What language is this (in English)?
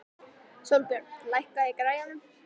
Icelandic